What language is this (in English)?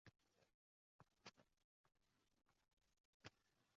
Uzbek